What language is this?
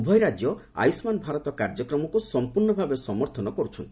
Odia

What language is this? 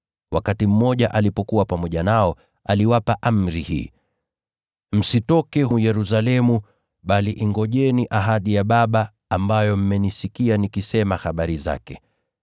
Swahili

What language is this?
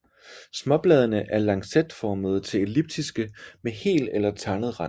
Danish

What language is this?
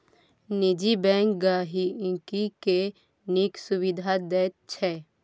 Maithili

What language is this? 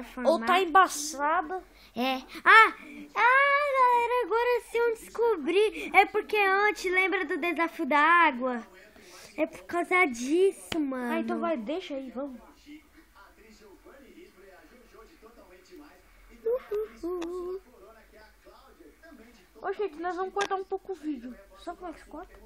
Portuguese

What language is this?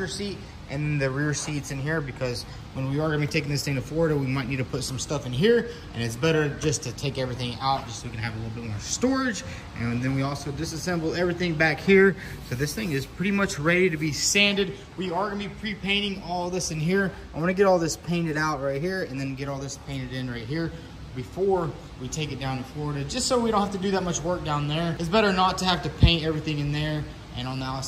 English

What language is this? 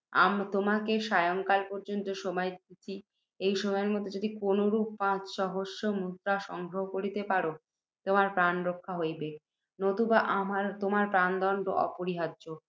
Bangla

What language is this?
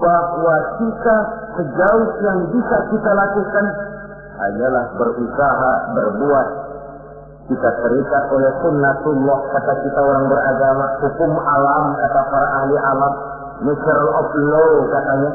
Indonesian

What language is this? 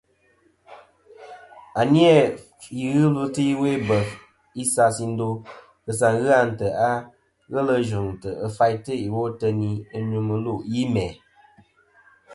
Kom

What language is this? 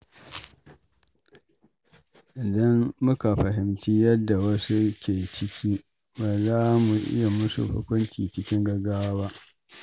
Hausa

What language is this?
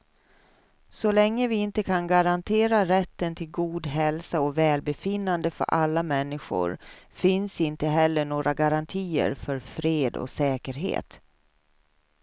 Swedish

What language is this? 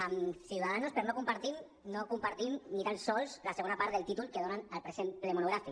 Catalan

